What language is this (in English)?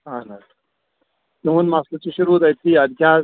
Kashmiri